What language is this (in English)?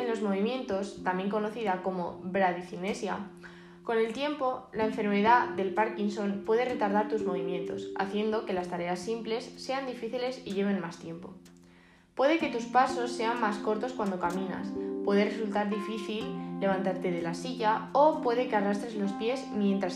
Spanish